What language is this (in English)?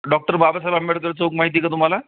Marathi